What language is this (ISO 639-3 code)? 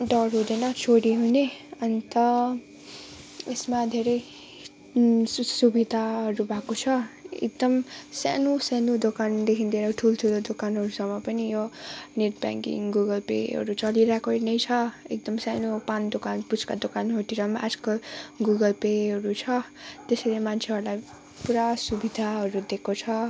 nep